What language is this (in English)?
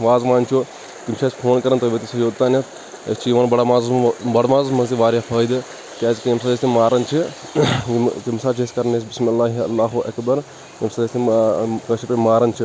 Kashmiri